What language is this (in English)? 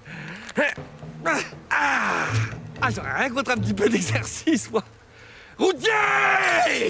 French